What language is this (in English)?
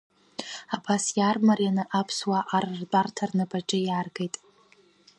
Abkhazian